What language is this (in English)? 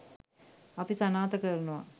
Sinhala